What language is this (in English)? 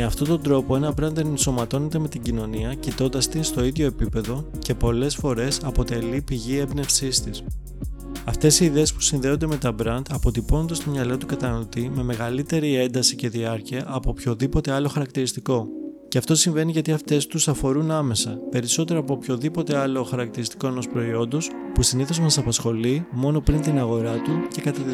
Greek